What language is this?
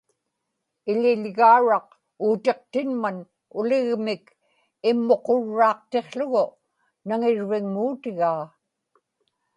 Inupiaq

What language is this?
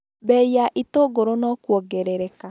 Kikuyu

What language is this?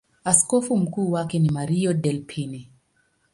Swahili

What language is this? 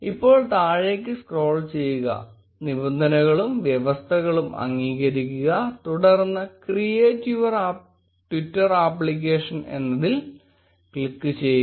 Malayalam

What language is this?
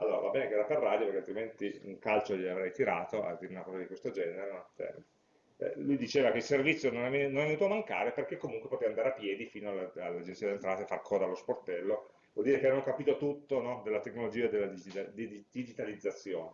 Italian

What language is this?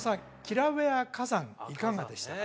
Japanese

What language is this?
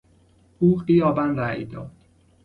Persian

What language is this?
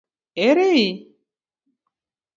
Luo (Kenya and Tanzania)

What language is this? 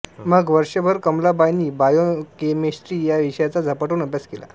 Marathi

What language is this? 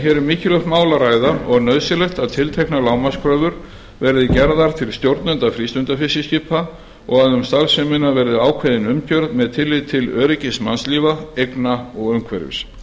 Icelandic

